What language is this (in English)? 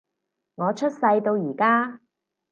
Cantonese